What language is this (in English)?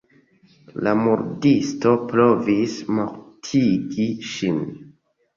Esperanto